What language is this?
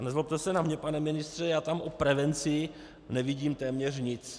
Czech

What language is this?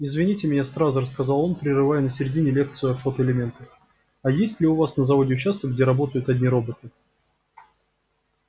Russian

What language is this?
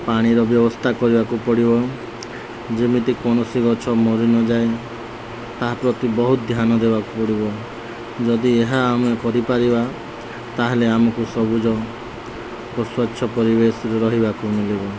Odia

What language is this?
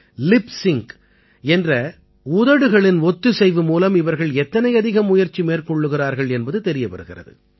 Tamil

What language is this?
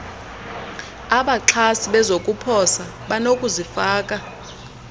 Xhosa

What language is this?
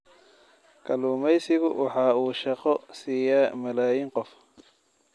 Somali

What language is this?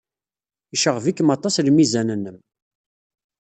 Kabyle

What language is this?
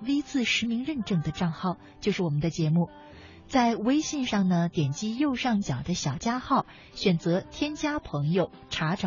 Chinese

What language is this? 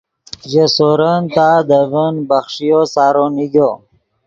Yidgha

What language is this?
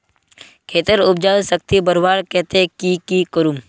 Magahi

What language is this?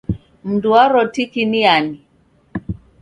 Taita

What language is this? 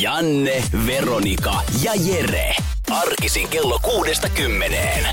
Finnish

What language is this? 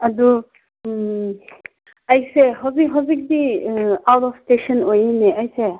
Manipuri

